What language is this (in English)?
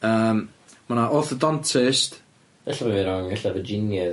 Welsh